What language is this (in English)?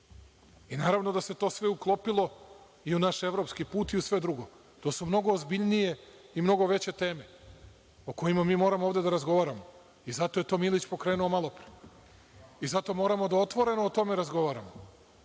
Serbian